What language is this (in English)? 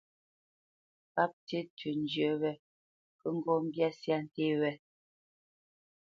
Bamenyam